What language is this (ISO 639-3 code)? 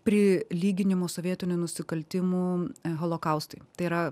lit